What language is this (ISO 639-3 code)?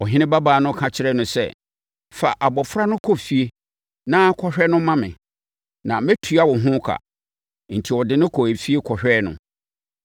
aka